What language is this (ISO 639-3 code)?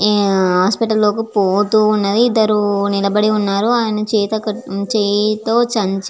tel